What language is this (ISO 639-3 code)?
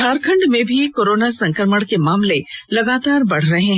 hin